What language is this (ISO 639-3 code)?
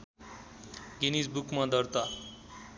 nep